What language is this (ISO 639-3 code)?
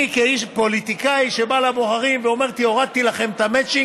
heb